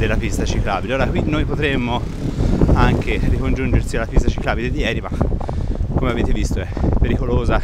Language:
Italian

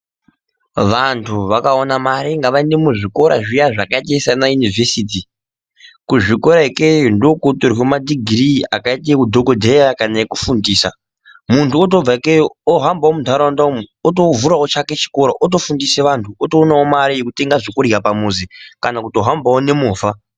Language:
Ndau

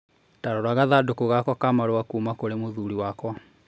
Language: Kikuyu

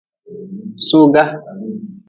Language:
Nawdm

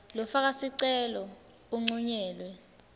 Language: Swati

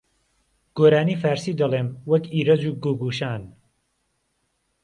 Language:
Central Kurdish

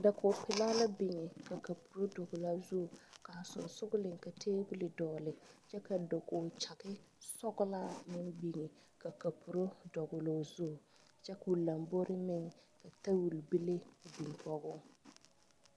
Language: Southern Dagaare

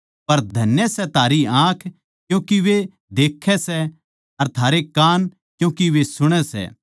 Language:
Haryanvi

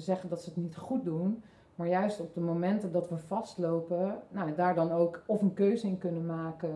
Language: Dutch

